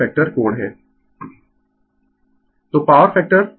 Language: Hindi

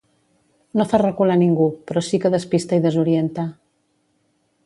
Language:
Catalan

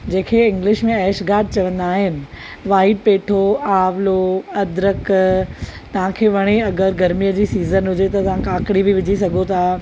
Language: Sindhi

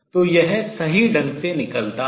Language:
Hindi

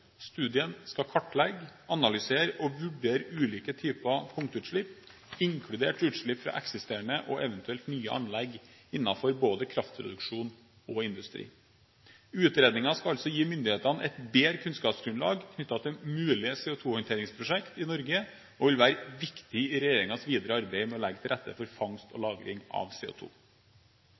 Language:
Norwegian Bokmål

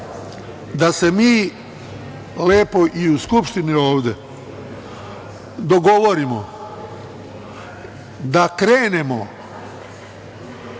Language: Serbian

